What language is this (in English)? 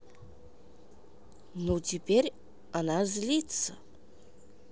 Russian